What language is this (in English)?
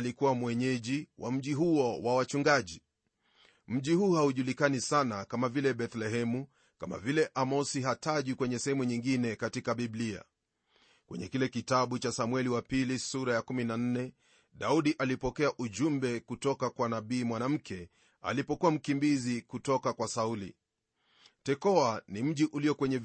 Swahili